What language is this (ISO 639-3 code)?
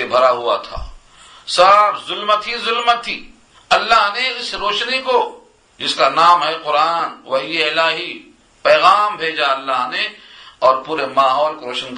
urd